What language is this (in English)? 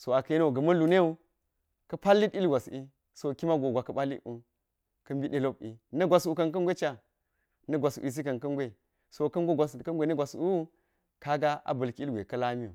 Geji